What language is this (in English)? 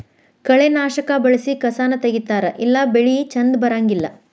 Kannada